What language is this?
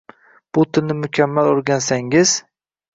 Uzbek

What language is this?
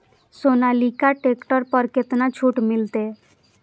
Maithili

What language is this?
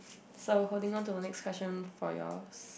English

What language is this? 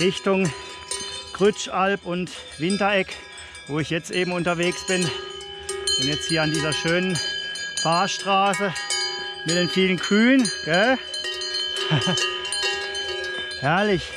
German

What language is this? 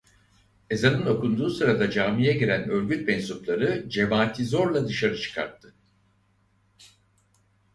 Turkish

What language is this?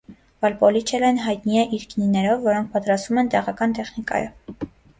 Armenian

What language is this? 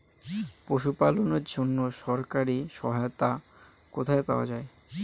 Bangla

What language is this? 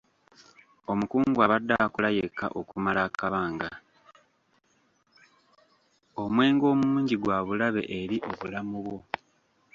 Ganda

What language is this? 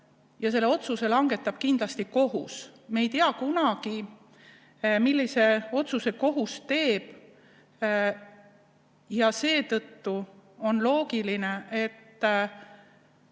Estonian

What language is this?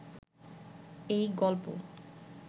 Bangla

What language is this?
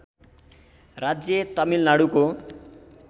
Nepali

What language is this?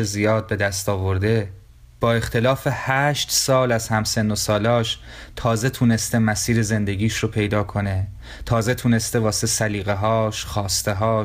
Persian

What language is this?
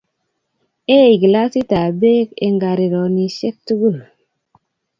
Kalenjin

